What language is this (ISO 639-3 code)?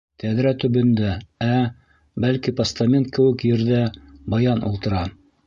bak